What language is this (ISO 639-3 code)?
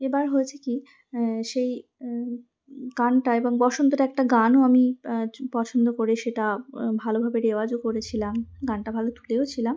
ben